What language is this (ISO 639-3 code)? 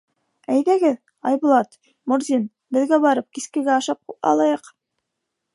bak